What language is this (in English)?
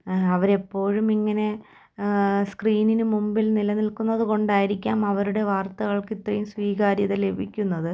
Malayalam